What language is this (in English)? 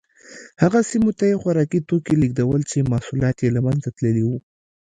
Pashto